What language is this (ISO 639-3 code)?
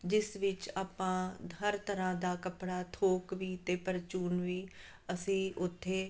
pan